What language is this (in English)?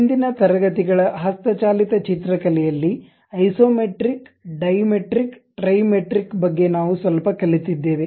Kannada